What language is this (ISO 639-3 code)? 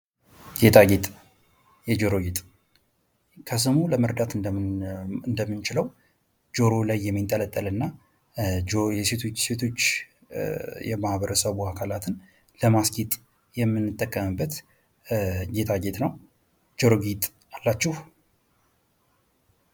amh